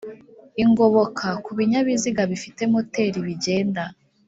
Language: Kinyarwanda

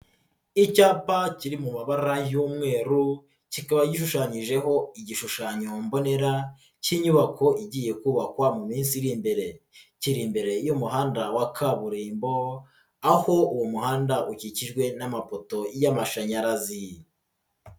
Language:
Kinyarwanda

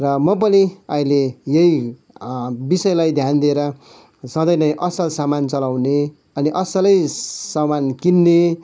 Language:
Nepali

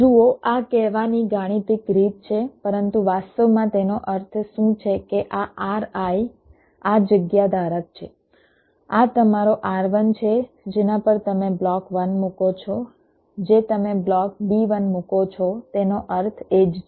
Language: Gujarati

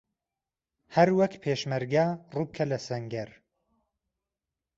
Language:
Central Kurdish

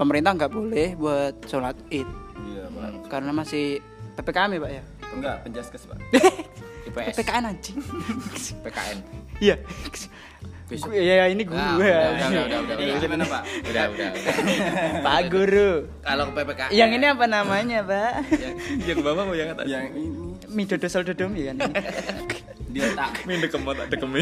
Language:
Indonesian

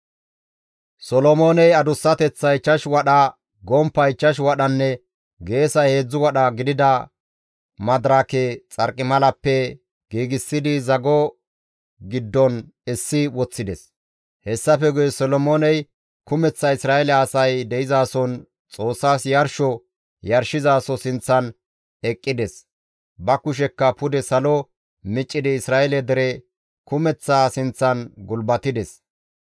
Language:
Gamo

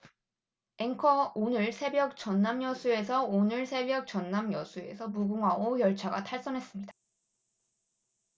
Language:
Korean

